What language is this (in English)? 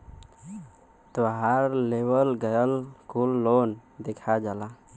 Bhojpuri